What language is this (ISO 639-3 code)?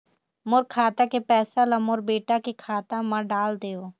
hne